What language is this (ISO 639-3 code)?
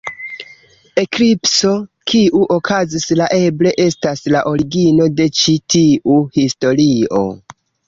epo